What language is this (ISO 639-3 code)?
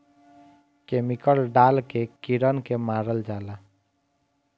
bho